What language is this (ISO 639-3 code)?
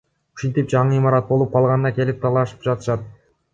kir